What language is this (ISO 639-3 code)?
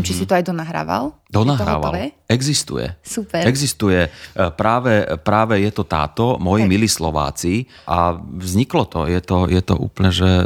slk